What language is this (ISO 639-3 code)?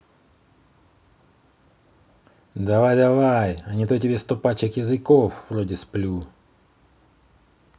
rus